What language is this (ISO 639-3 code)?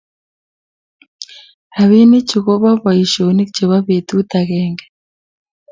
kln